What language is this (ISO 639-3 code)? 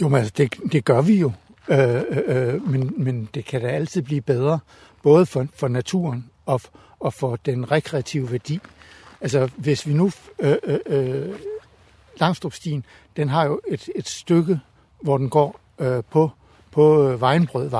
dan